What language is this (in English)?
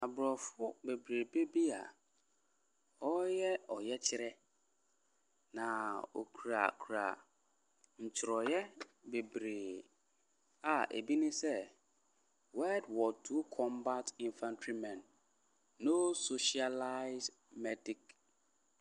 Akan